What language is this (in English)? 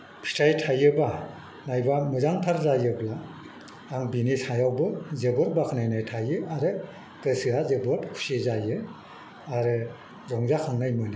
Bodo